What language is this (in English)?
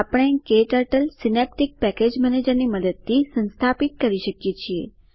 Gujarati